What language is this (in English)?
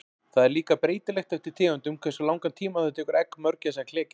Icelandic